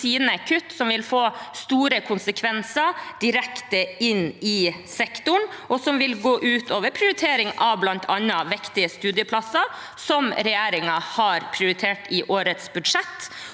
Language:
Norwegian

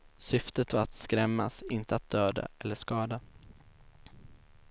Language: Swedish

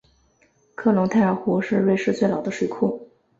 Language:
Chinese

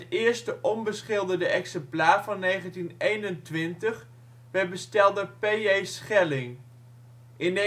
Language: Dutch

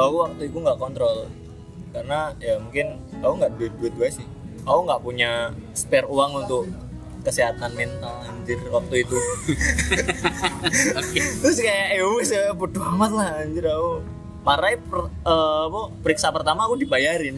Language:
Indonesian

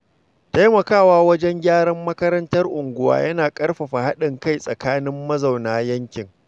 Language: Hausa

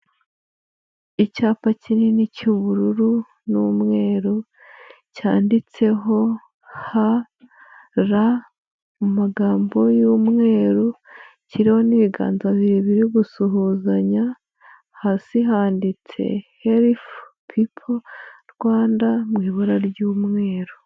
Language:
Kinyarwanda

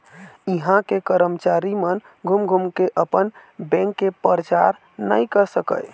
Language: Chhattisgarhi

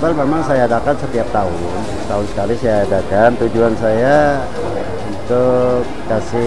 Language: Indonesian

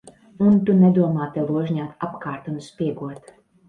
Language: Latvian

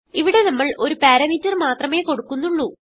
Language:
Malayalam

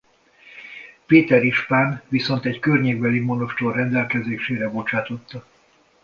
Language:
Hungarian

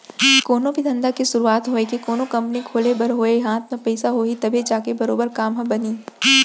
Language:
Chhattisgarhi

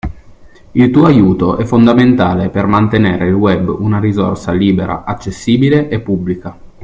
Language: Italian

